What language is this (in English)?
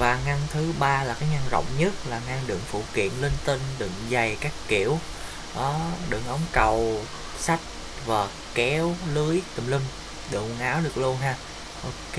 Vietnamese